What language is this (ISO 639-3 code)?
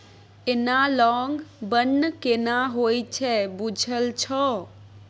mai